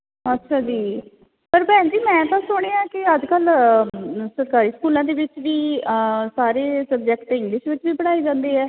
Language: Punjabi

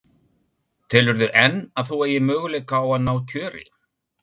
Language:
Icelandic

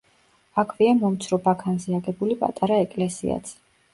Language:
Georgian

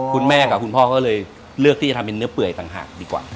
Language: Thai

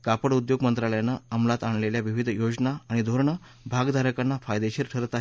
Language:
Marathi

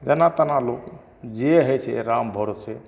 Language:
Maithili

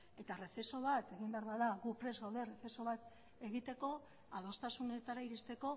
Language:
Basque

